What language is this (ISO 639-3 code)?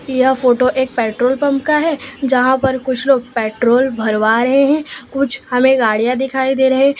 hin